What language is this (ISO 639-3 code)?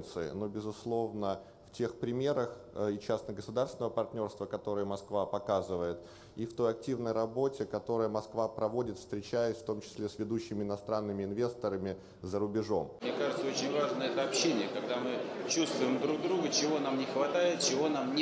rus